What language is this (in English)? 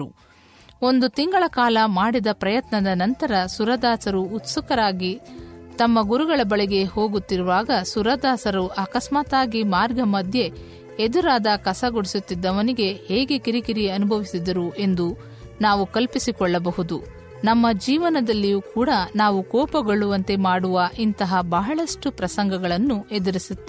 Kannada